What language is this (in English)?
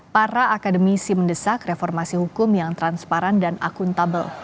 Indonesian